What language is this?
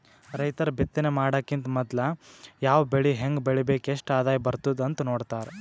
Kannada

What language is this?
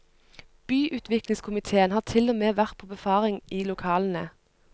Norwegian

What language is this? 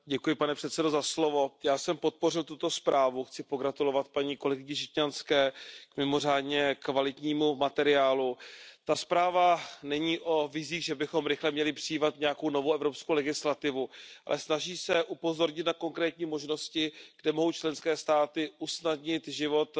Czech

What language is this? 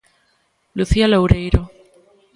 Galician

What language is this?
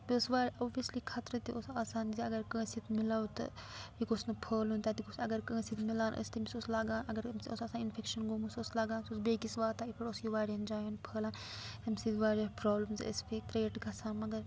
Kashmiri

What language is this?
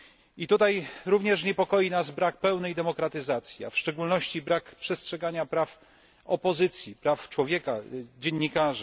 Polish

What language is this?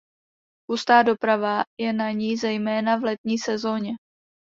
Czech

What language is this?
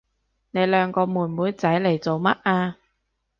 Cantonese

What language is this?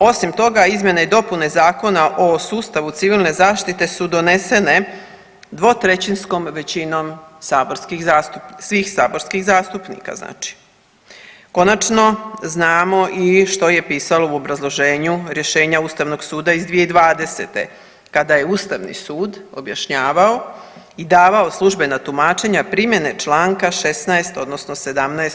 Croatian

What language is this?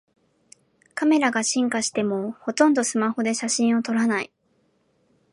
Japanese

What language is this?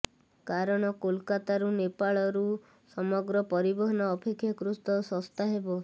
Odia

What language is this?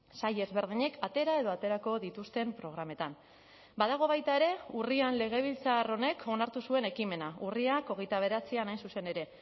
Basque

